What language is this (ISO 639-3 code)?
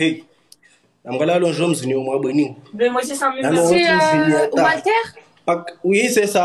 fra